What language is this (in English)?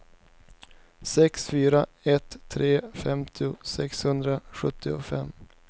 Swedish